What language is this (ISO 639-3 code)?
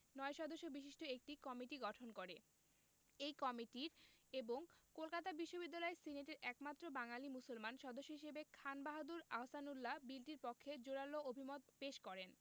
ben